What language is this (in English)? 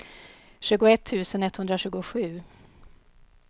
Swedish